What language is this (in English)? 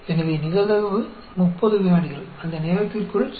Tamil